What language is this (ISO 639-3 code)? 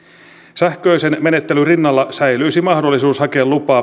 fin